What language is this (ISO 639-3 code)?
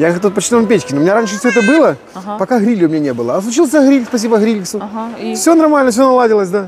rus